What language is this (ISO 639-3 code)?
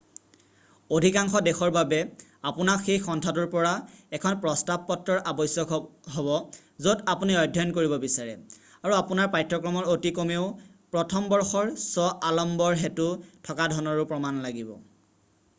asm